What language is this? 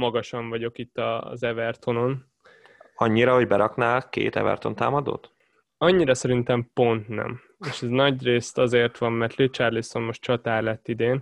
Hungarian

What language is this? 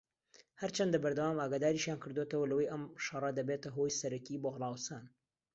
Central Kurdish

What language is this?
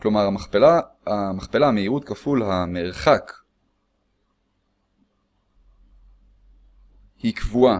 Hebrew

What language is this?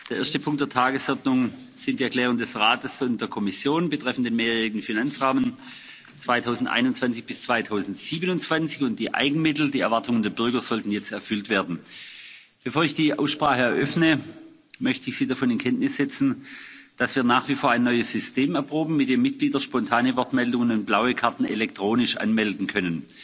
German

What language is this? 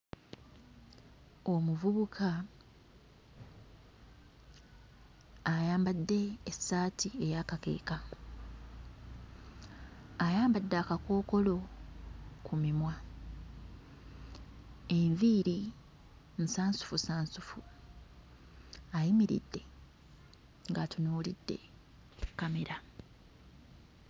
Ganda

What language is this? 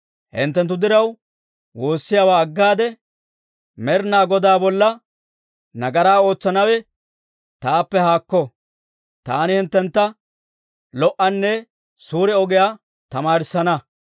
Dawro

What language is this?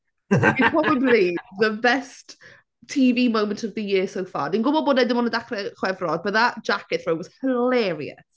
Welsh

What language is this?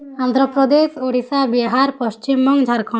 Odia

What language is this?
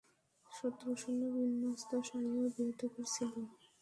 Bangla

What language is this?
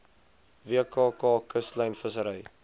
Afrikaans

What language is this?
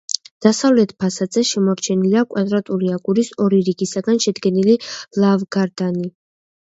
Georgian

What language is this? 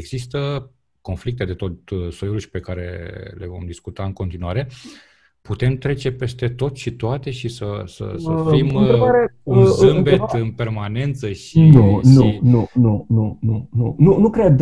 Romanian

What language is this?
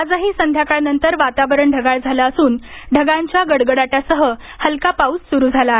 Marathi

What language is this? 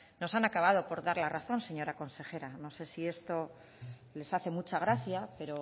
Spanish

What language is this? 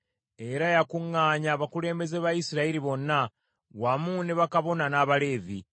Ganda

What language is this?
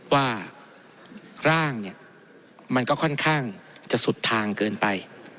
Thai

